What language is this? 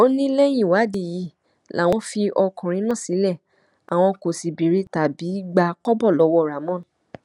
Yoruba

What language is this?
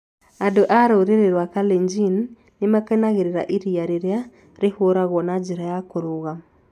Kikuyu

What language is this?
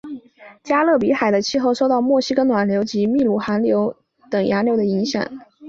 Chinese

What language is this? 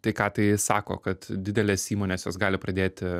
Lithuanian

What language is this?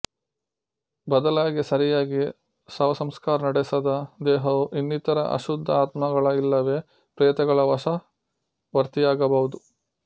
Kannada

